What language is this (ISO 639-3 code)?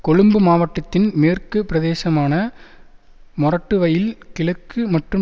tam